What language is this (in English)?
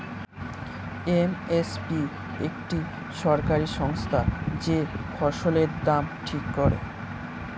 Bangla